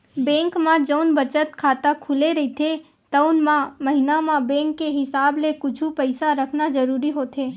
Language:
Chhattisgarhi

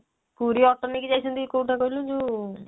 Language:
Odia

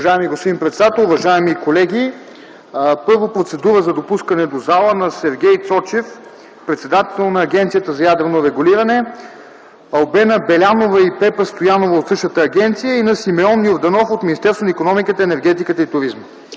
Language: Bulgarian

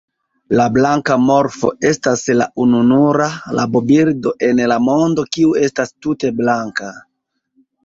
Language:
Esperanto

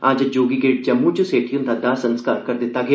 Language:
Dogri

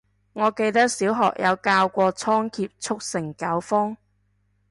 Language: Cantonese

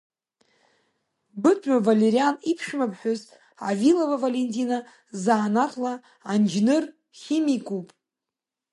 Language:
Abkhazian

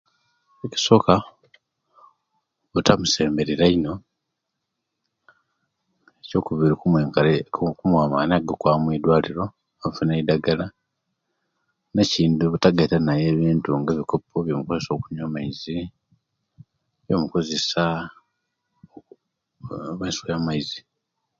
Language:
Kenyi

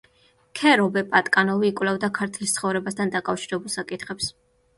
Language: Georgian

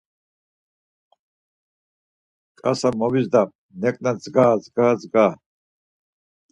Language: Laz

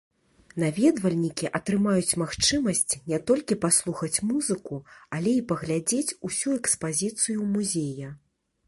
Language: Belarusian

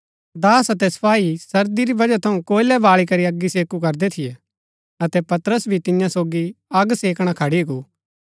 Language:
Gaddi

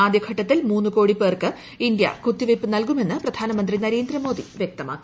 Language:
Malayalam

